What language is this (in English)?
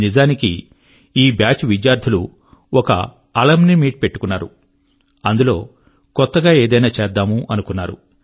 Telugu